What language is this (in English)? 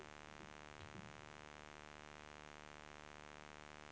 Swedish